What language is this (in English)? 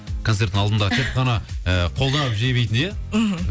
Kazakh